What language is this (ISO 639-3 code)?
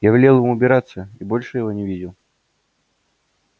rus